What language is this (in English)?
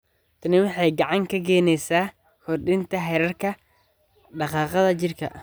Somali